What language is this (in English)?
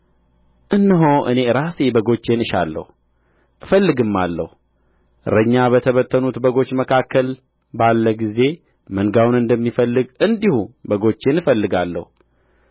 Amharic